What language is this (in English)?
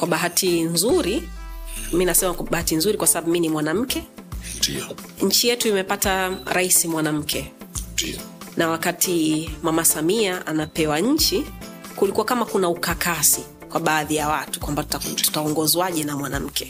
Swahili